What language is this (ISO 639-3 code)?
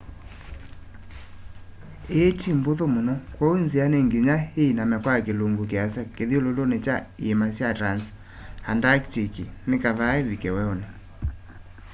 kam